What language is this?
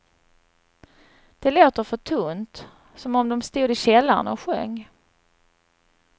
Swedish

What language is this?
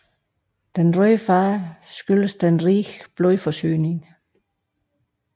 Danish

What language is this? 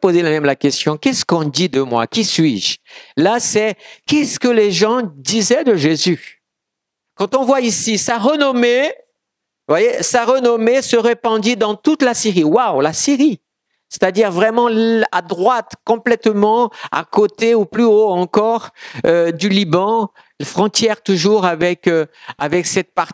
French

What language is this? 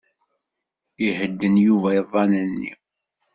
Kabyle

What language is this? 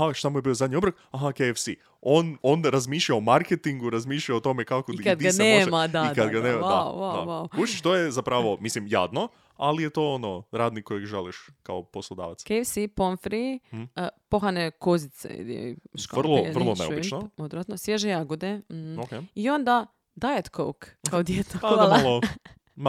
Croatian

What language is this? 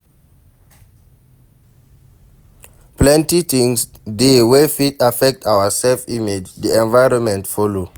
Nigerian Pidgin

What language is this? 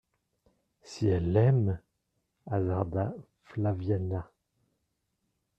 French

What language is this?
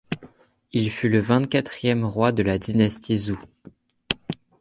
French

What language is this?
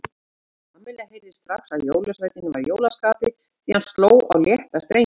Icelandic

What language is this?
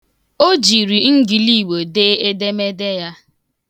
Igbo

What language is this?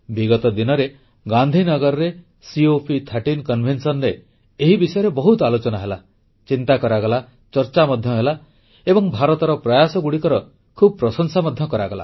Odia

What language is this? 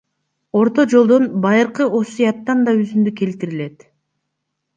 Kyrgyz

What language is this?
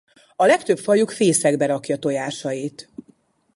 Hungarian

